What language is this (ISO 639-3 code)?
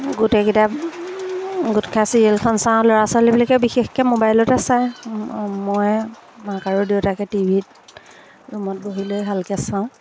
asm